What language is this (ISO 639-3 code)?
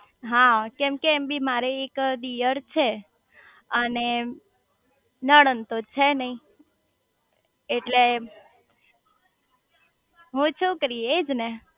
guj